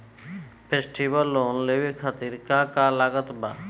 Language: Bhojpuri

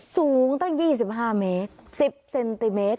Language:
Thai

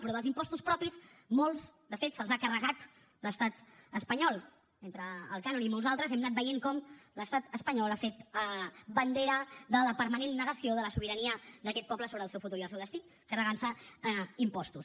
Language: Catalan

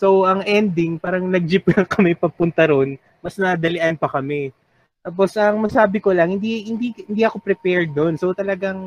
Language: Filipino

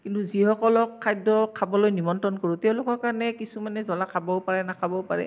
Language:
Assamese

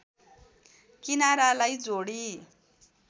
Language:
Nepali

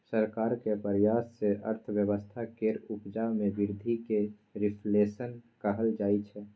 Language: Maithili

